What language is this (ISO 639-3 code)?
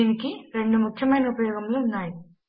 tel